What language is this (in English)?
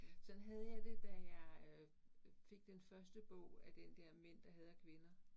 Danish